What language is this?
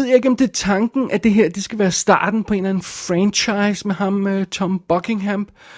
Danish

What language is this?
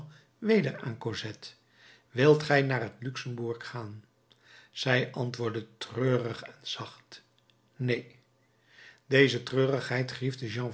Dutch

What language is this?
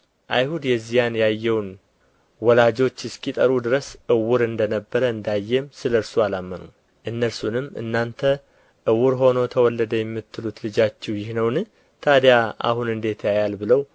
Amharic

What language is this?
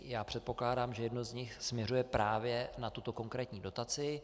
Czech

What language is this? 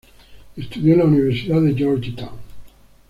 Spanish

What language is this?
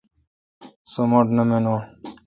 Kalkoti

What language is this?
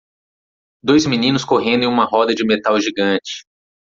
Portuguese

